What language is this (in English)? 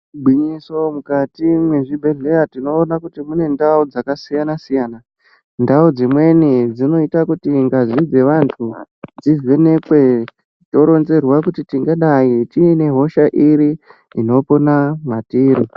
Ndau